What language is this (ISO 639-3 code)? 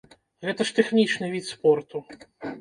bel